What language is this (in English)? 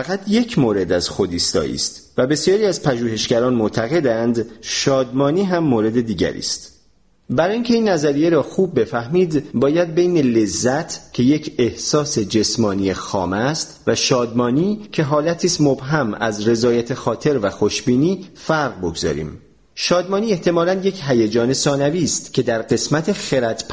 Persian